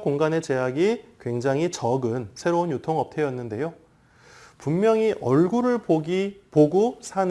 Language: Korean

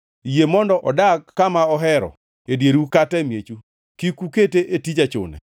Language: Luo (Kenya and Tanzania)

